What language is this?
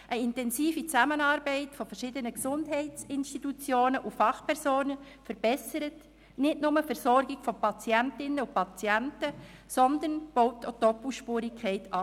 Swiss German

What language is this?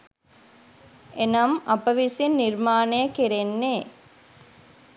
Sinhala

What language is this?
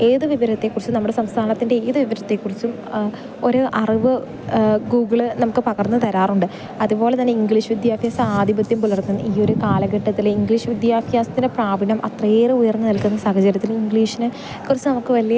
Malayalam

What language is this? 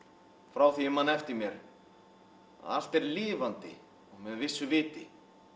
Icelandic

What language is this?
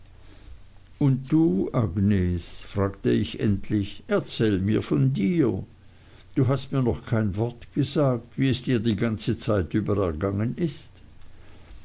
German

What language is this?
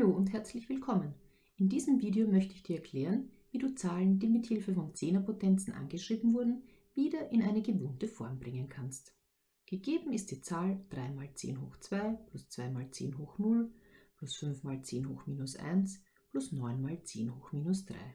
German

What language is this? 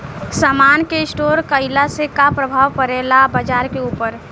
Bhojpuri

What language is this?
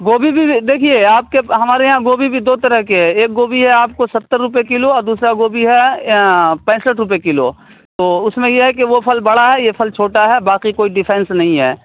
Urdu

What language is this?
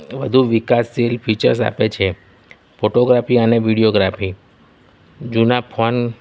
Gujarati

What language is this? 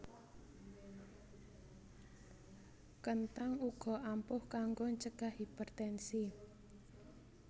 Javanese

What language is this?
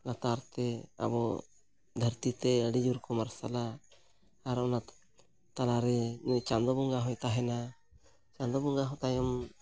Santali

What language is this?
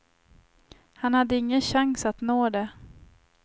Swedish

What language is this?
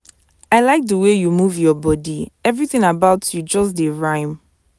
Nigerian Pidgin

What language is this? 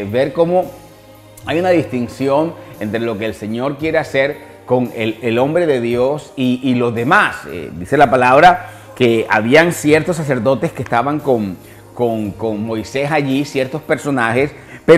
Spanish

